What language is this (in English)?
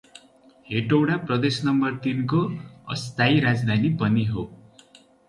Nepali